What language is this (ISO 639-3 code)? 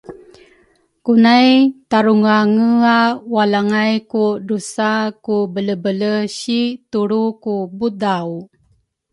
dru